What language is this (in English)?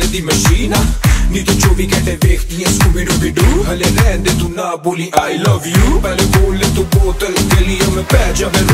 Thai